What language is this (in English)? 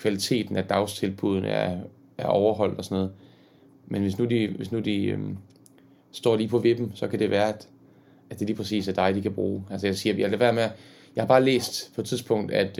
Danish